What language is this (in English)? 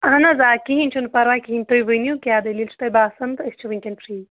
Kashmiri